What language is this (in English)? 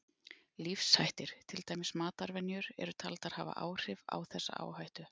Icelandic